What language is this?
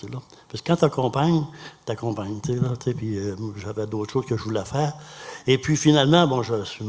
French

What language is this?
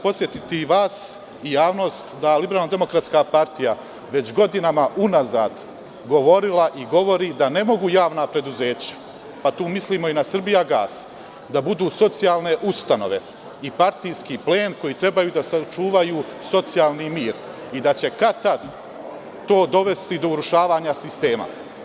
Serbian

